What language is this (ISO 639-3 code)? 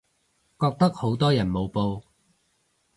yue